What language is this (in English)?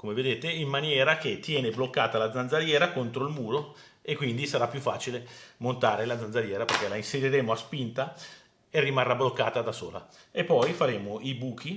Italian